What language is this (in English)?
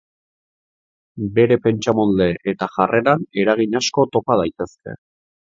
Basque